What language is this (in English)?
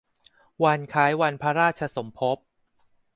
Thai